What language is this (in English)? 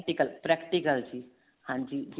Punjabi